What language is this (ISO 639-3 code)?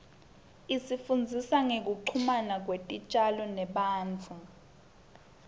ssw